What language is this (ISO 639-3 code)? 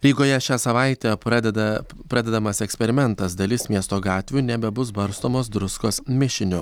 lit